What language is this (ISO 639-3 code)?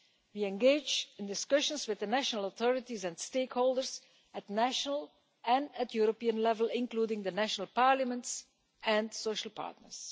eng